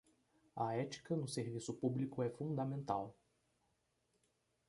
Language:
Portuguese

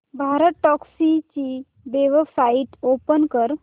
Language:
Marathi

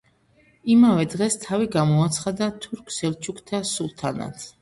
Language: Georgian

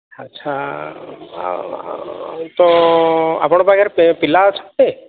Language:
Odia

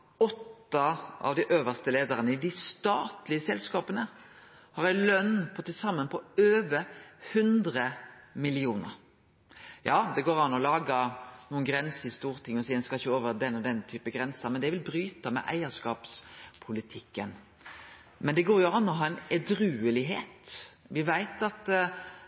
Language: Norwegian Nynorsk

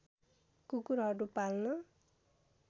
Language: Nepali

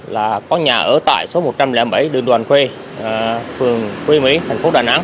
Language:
Vietnamese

